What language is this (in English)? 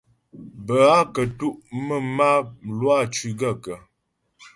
Ghomala